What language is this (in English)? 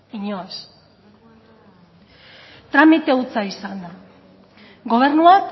Basque